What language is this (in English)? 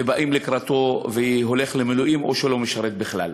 Hebrew